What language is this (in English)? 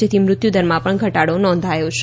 Gujarati